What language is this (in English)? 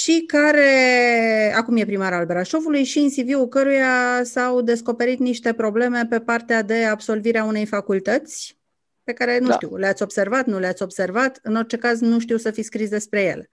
Romanian